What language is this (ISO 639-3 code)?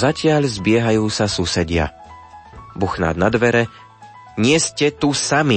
slk